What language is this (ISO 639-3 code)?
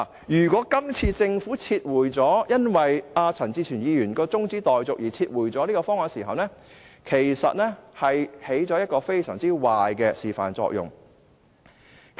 yue